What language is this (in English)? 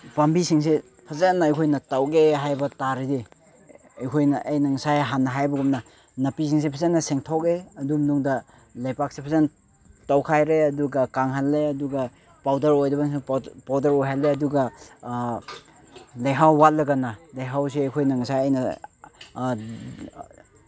Manipuri